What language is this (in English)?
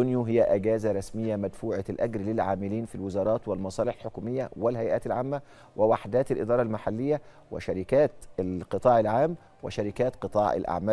Arabic